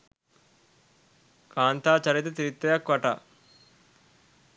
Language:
Sinhala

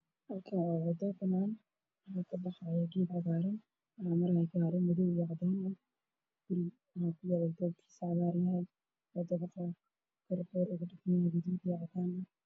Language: Somali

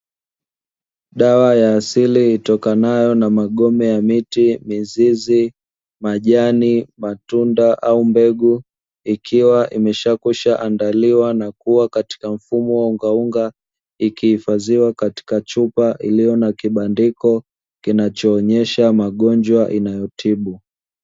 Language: Swahili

